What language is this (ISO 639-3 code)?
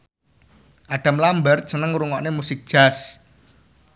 jav